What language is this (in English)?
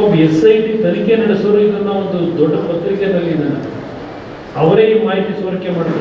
Kannada